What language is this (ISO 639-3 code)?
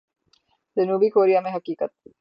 urd